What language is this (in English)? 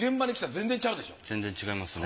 Japanese